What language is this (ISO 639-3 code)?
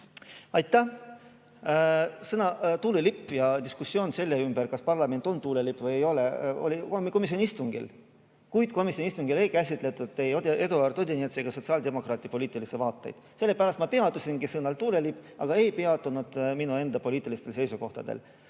est